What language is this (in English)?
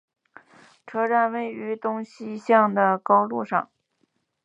Chinese